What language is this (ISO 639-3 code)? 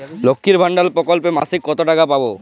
ben